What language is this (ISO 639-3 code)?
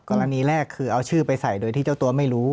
tha